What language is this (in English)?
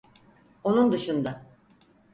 Turkish